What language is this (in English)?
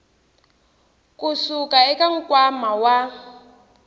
Tsonga